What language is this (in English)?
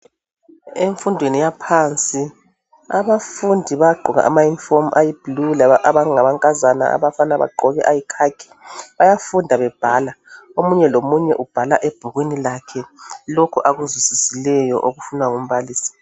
North Ndebele